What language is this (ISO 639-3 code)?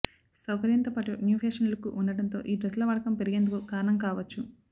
tel